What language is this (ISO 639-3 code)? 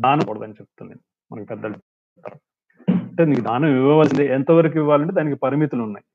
tel